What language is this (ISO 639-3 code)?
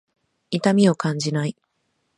jpn